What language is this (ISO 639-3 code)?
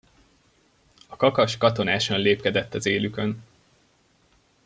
hun